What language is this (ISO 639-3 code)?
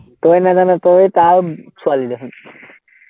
asm